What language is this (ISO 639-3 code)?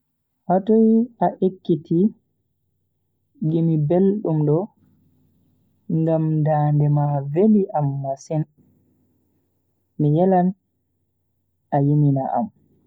fui